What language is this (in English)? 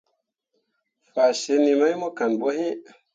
Mundang